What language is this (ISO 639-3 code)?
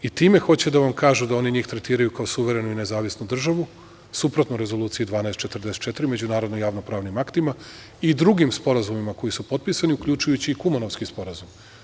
srp